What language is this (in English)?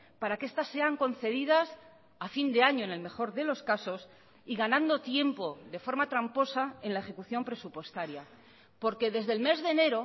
Spanish